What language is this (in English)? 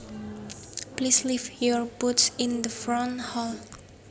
Javanese